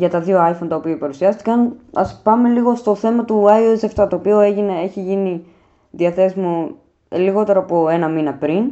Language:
Greek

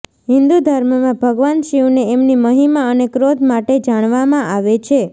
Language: Gujarati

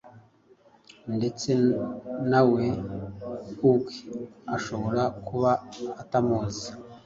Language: Kinyarwanda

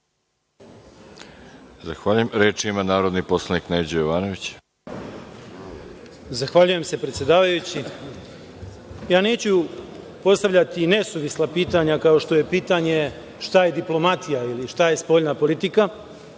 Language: Serbian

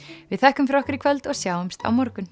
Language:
Icelandic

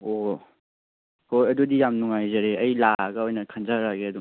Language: Manipuri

